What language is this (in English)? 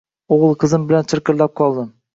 Uzbek